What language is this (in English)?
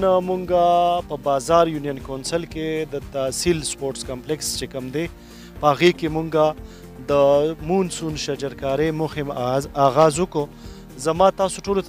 Romanian